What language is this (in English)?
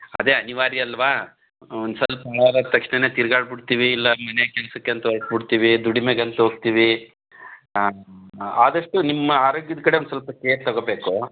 Kannada